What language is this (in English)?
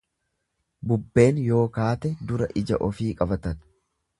Oromo